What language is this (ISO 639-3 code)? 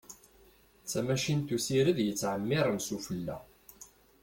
kab